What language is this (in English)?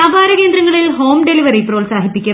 Malayalam